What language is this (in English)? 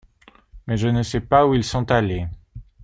French